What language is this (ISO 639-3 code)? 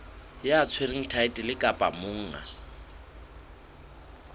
sot